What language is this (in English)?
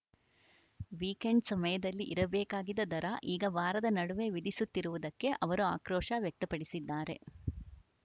Kannada